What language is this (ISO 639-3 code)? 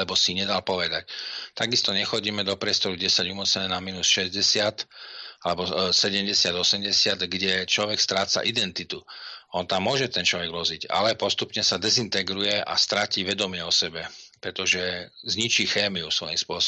slk